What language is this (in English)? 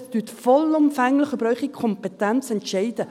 Swiss German